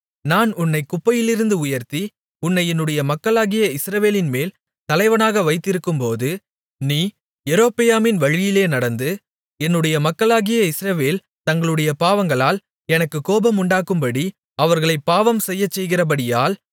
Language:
Tamil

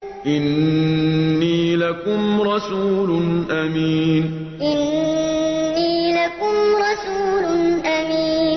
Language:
Arabic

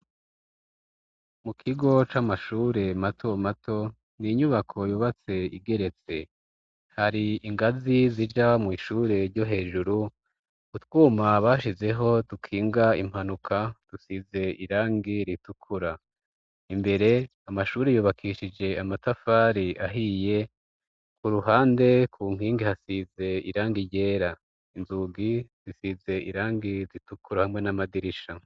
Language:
Rundi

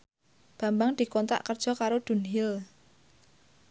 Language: Javanese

